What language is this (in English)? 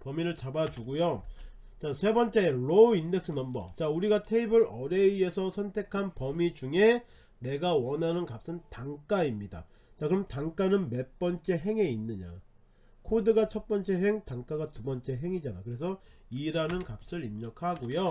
Korean